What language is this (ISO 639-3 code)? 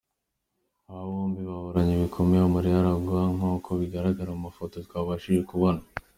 kin